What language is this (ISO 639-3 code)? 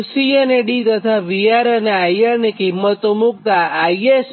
guj